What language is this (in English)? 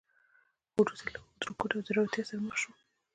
Pashto